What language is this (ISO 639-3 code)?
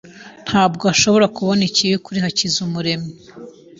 kin